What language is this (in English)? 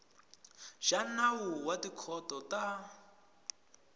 Tsonga